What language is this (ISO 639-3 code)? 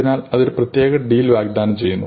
mal